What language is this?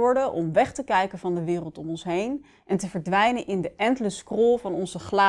Dutch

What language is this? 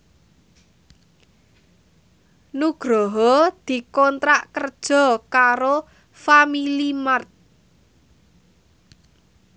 Javanese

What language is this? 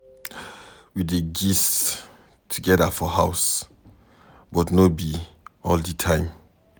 Nigerian Pidgin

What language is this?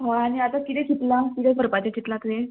Konkani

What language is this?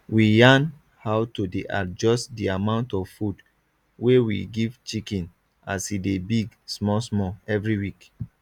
Nigerian Pidgin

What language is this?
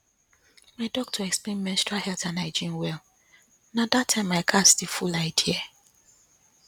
Nigerian Pidgin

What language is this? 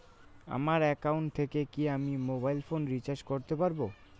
Bangla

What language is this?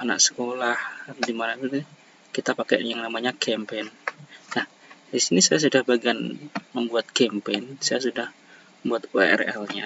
Indonesian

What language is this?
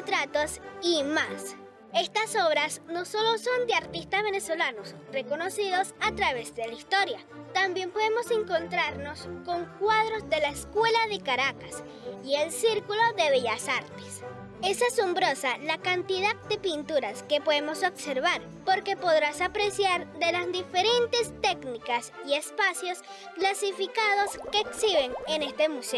Spanish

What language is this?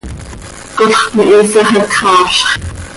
Seri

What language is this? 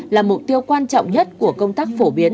Vietnamese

